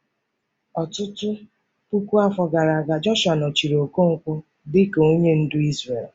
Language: Igbo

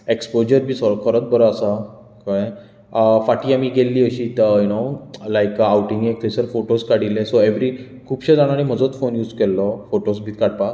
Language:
Konkani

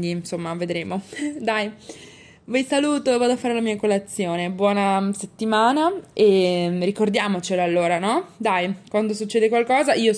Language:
Italian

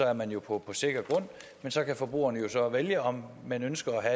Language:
Danish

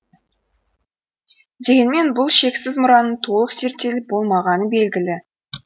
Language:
Kazakh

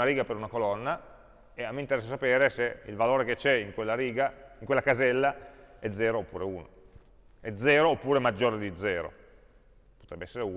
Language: Italian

